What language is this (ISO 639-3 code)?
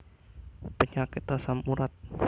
jav